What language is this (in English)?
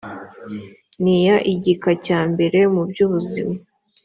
Kinyarwanda